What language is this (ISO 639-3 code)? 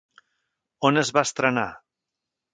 cat